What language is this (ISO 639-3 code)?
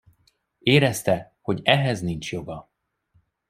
hun